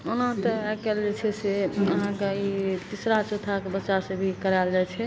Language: Maithili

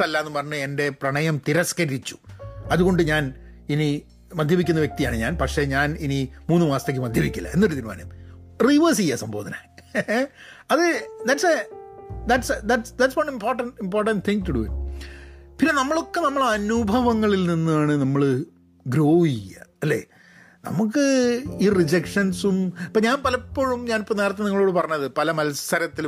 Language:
Malayalam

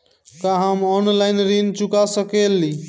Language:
Bhojpuri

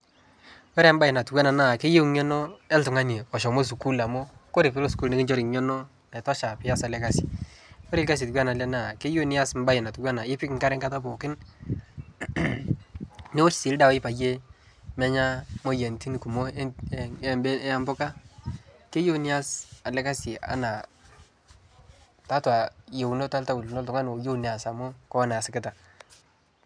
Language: Masai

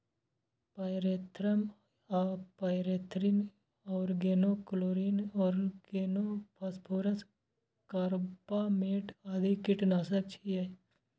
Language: Maithili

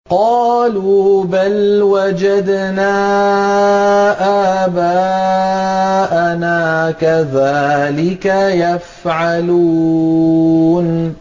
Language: Arabic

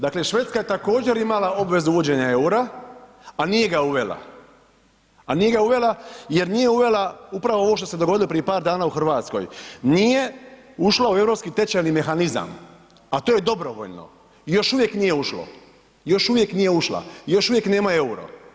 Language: Croatian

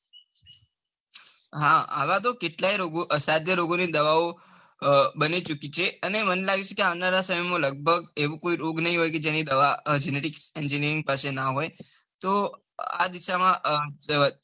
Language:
Gujarati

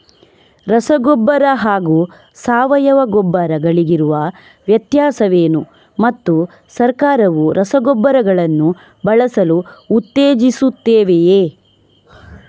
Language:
Kannada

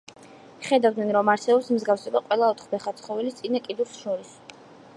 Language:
Georgian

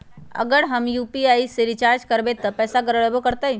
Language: Magahi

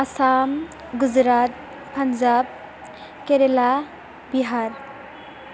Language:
Bodo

